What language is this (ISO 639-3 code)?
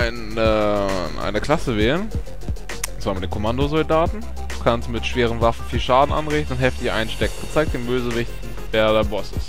deu